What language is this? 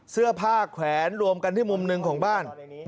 Thai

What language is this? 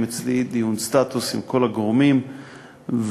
Hebrew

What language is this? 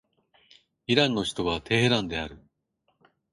Japanese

